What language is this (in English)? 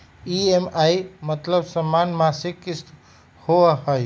Magahi